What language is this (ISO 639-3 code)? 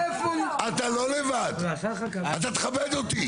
heb